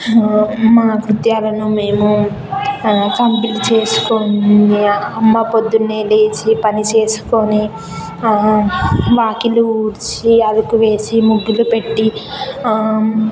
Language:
Telugu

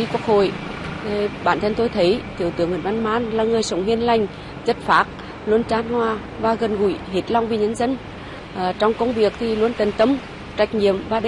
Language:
Vietnamese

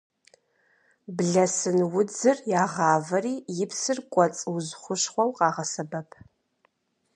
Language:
Kabardian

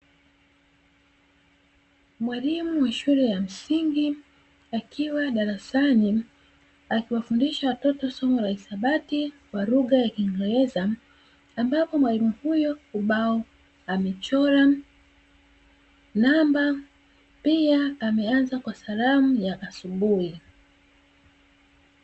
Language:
Swahili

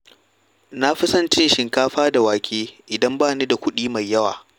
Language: Hausa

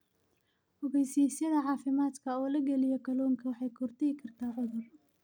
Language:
Somali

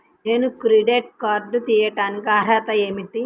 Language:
Telugu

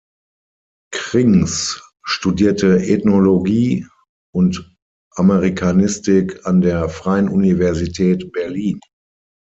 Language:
German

